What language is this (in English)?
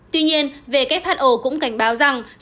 Vietnamese